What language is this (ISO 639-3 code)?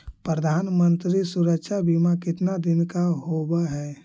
mag